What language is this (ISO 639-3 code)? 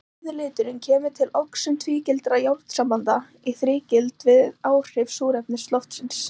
isl